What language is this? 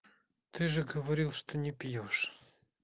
Russian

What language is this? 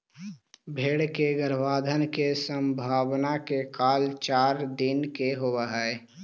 Magahi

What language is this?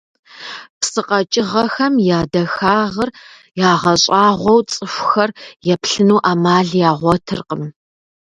Kabardian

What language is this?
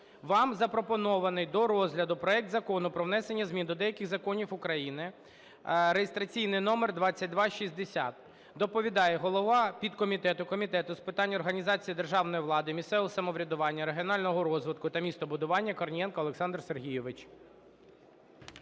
Ukrainian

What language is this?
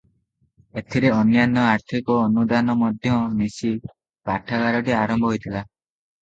Odia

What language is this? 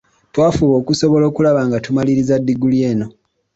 Ganda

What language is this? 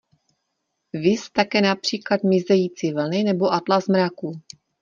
Czech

